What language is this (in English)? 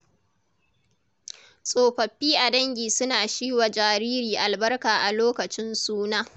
Hausa